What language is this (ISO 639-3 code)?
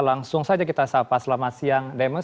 ind